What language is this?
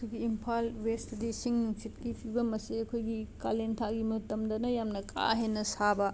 Manipuri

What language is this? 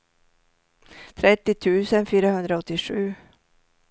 Swedish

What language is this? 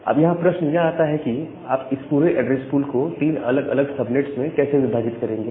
Hindi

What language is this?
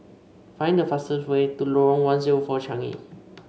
English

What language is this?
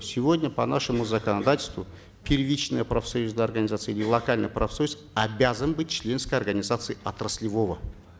Kazakh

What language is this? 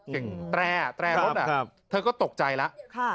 Thai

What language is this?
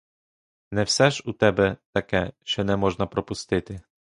Ukrainian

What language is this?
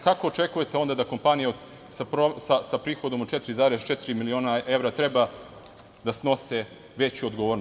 Serbian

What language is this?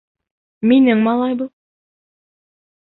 Bashkir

